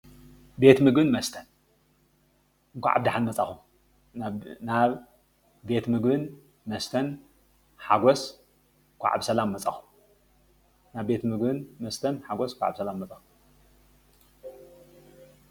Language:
Tigrinya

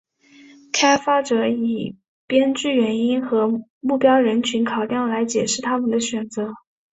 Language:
Chinese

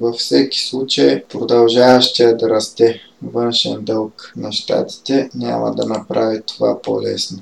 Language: Bulgarian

